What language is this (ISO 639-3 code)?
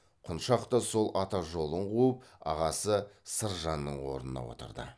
kaz